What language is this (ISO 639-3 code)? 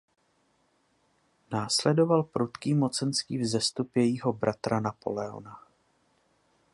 ces